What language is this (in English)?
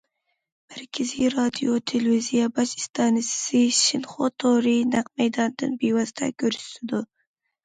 Uyghur